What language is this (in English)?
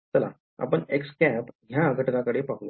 Marathi